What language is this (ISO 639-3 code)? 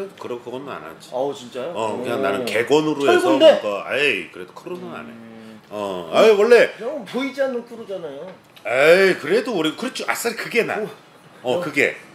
kor